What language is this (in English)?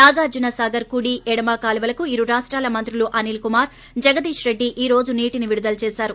Telugu